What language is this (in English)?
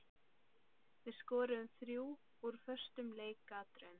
Icelandic